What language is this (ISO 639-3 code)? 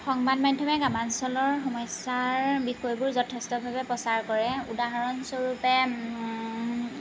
asm